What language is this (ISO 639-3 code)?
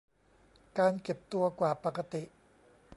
tha